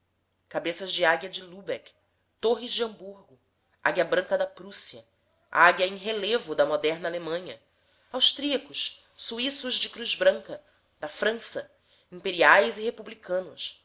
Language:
Portuguese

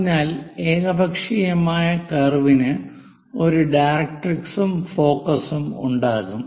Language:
Malayalam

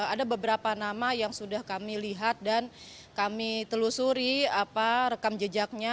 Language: Indonesian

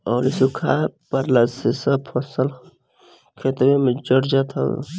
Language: Bhojpuri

